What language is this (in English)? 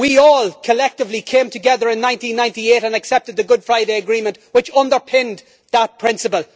English